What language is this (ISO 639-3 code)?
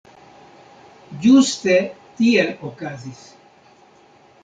epo